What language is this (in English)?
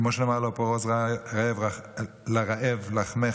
Hebrew